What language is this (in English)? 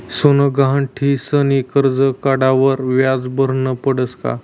Marathi